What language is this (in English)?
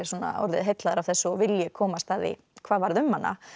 Icelandic